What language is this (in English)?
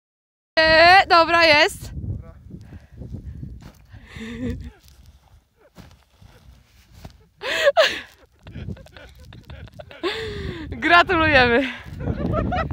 Polish